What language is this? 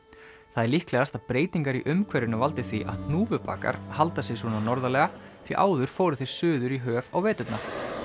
Icelandic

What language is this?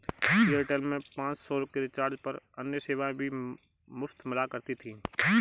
Hindi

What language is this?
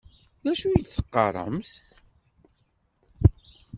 Kabyle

